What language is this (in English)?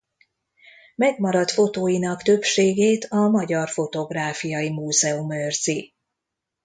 Hungarian